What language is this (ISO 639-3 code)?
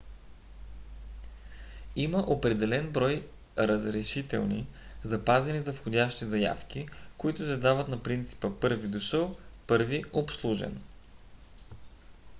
bul